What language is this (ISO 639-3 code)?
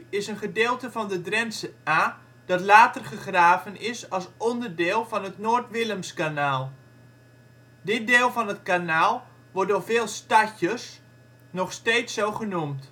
nld